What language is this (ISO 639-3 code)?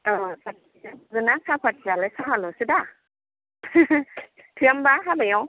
brx